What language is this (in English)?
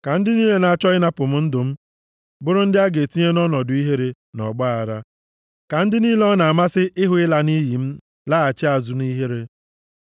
Igbo